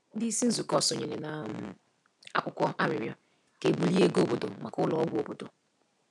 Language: Igbo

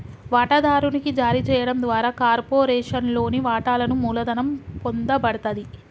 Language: Telugu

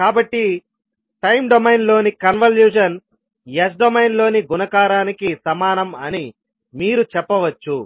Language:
Telugu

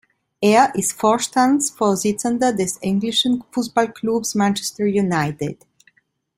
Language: German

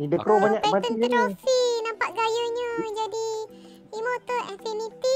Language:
Malay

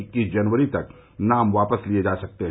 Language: Hindi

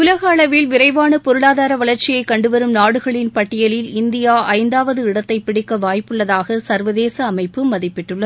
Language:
Tamil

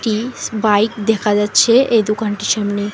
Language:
Bangla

